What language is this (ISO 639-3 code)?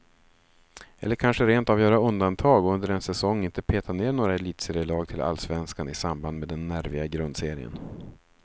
swe